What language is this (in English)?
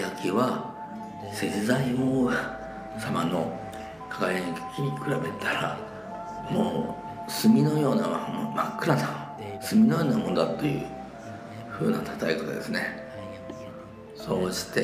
Japanese